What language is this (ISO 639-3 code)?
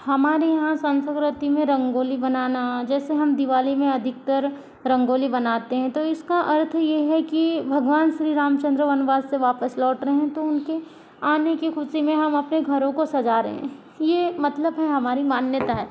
hin